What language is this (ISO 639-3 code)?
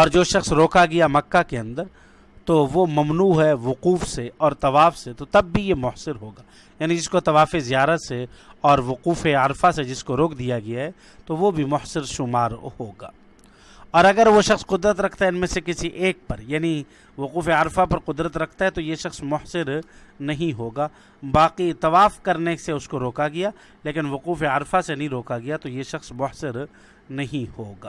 urd